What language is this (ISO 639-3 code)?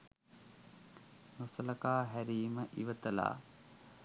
sin